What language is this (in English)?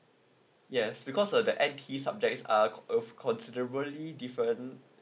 English